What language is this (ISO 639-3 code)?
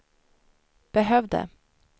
swe